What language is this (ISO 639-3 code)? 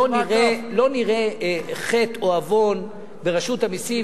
heb